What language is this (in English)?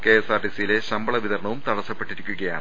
Malayalam